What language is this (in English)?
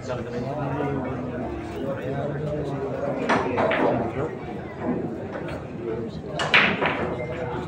Filipino